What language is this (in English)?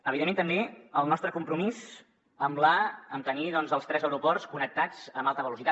Catalan